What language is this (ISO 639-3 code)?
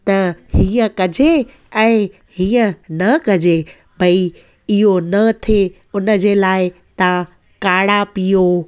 snd